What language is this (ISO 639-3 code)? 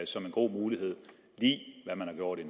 dan